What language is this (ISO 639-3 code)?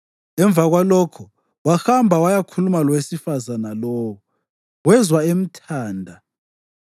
nde